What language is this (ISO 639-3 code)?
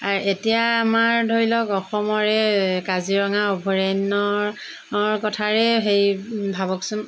asm